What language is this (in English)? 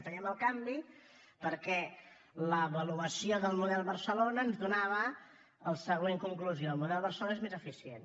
Catalan